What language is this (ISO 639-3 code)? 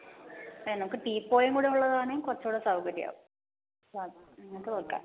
mal